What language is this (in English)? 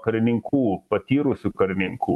Lithuanian